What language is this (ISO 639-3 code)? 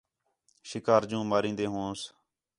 xhe